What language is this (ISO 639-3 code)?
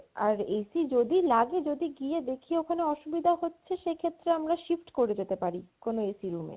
ben